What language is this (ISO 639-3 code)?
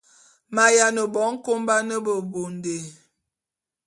bum